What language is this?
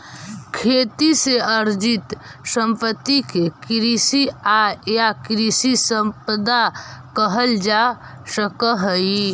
Magahi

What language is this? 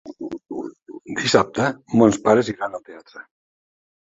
Catalan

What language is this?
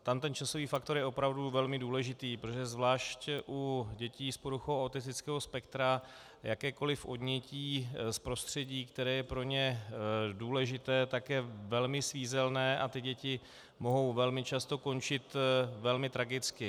Czech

